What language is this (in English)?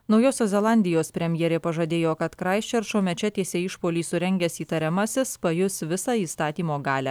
Lithuanian